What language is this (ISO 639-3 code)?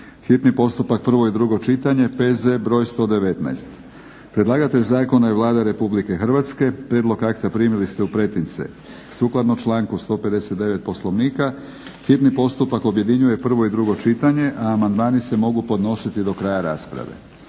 hrv